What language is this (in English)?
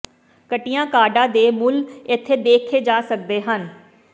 Punjabi